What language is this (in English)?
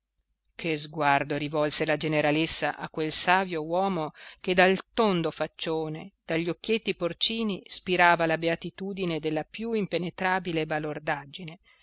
Italian